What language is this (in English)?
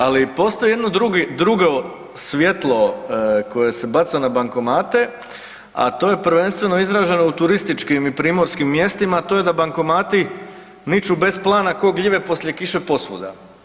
Croatian